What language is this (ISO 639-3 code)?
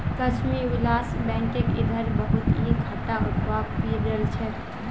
mag